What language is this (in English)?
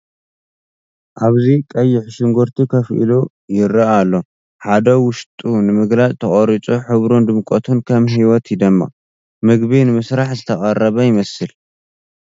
Tigrinya